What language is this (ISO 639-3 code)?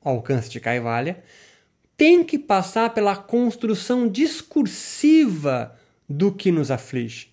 por